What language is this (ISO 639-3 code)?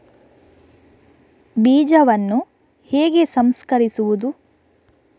kan